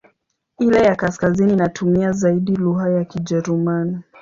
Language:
Swahili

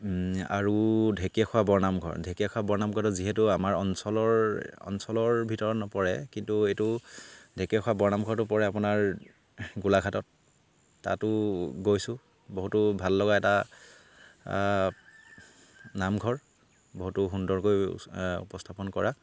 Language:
Assamese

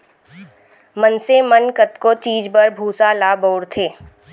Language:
Chhattisgarhi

